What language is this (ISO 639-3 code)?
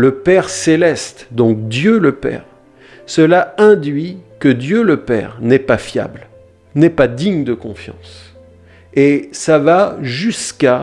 fra